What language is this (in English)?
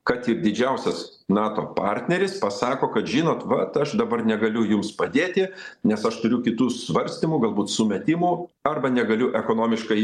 Lithuanian